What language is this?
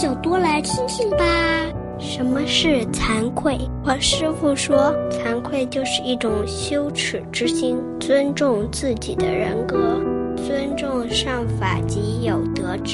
Chinese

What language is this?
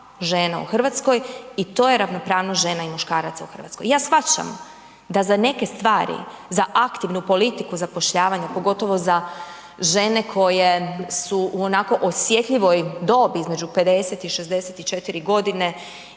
Croatian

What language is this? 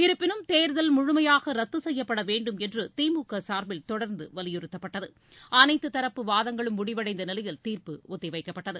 Tamil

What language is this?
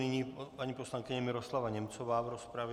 Czech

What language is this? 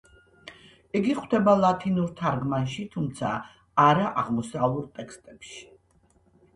Georgian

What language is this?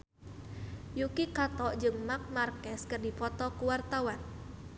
Sundanese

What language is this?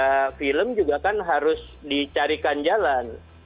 Indonesian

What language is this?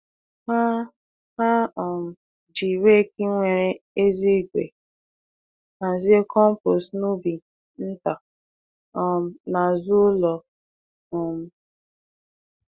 Igbo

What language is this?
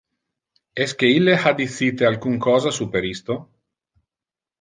Interlingua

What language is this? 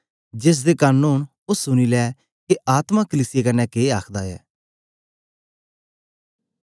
Dogri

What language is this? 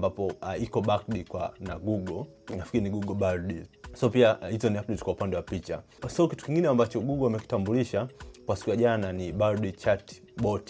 Swahili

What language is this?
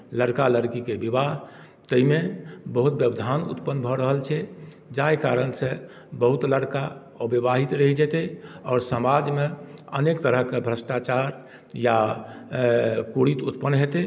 Maithili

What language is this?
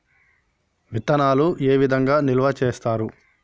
Telugu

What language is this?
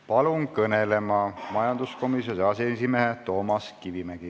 Estonian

